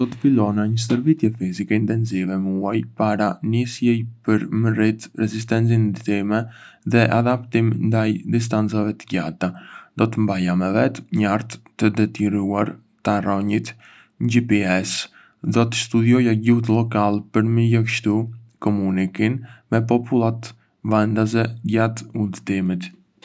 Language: Arbëreshë Albanian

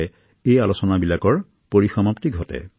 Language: Assamese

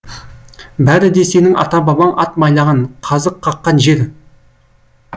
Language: Kazakh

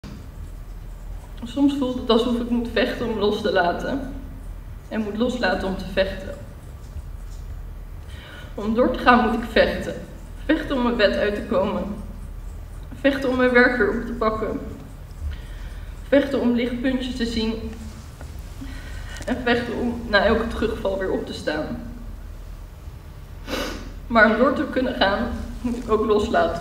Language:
Dutch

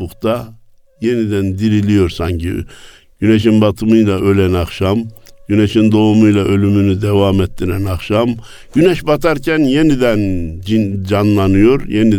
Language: Turkish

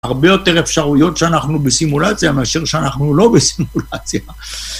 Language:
Hebrew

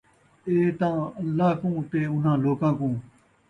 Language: Saraiki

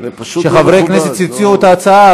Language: Hebrew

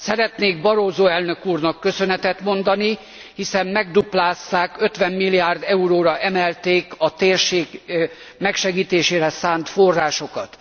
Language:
Hungarian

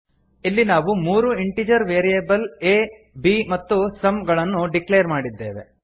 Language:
Kannada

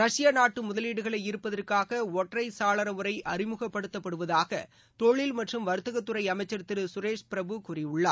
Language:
Tamil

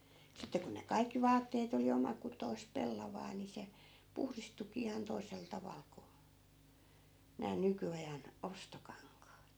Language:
Finnish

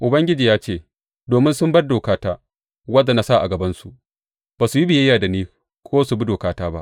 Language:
Hausa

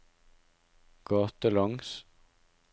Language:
Norwegian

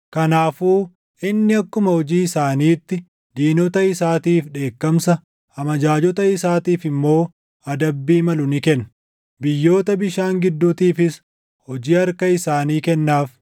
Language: Oromo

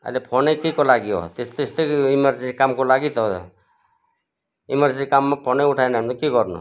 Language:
Nepali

